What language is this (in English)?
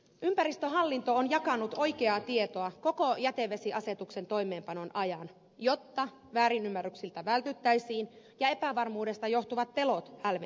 Finnish